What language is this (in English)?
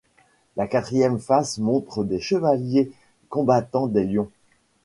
French